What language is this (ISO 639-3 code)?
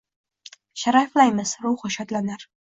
uzb